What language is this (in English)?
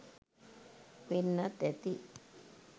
Sinhala